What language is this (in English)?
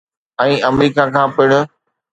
Sindhi